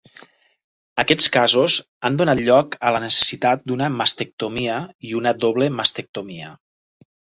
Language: Catalan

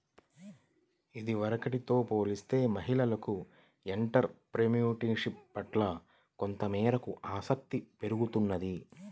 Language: Telugu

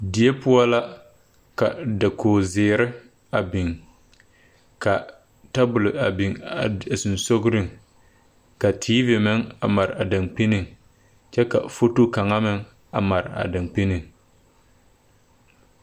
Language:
Southern Dagaare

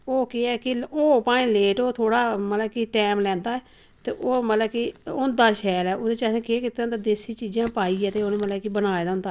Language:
Dogri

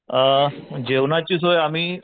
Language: Marathi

